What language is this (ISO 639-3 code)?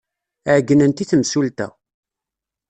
kab